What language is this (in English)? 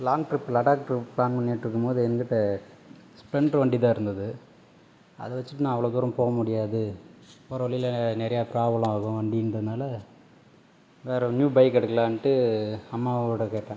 Tamil